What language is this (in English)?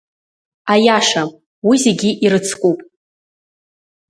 Abkhazian